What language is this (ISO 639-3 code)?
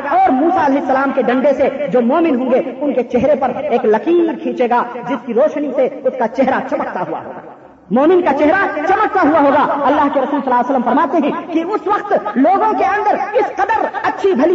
urd